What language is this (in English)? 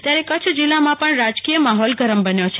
Gujarati